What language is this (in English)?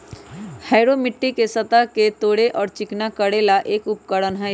Magahi